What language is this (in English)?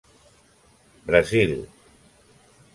Catalan